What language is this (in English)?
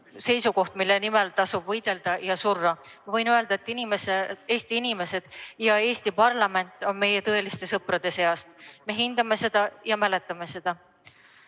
Estonian